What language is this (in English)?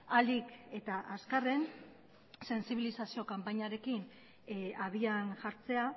Basque